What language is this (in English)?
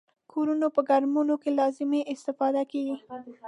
Pashto